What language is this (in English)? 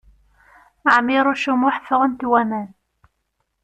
Kabyle